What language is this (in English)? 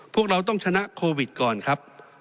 Thai